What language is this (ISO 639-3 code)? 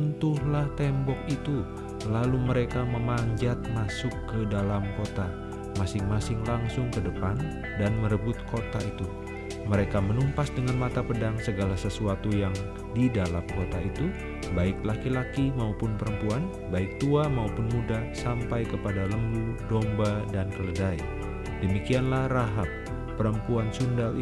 ind